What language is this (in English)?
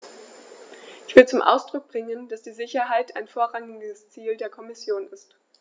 German